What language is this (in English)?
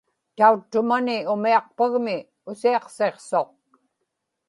Inupiaq